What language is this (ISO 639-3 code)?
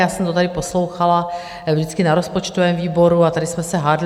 ces